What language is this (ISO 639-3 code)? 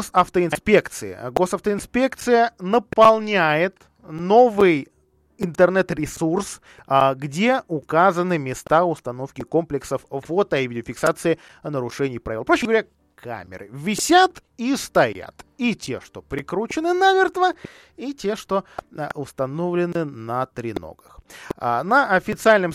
rus